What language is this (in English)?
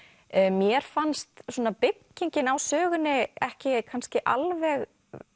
Icelandic